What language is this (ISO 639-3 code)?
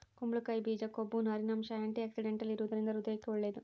kan